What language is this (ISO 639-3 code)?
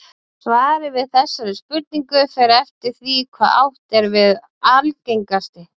isl